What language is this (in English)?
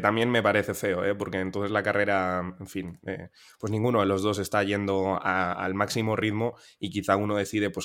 Spanish